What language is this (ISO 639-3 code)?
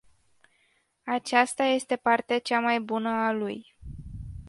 ron